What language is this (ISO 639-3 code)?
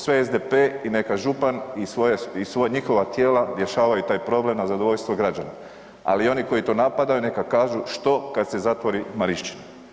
hrv